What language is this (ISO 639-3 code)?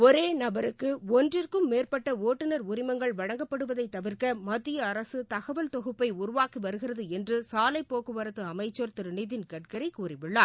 tam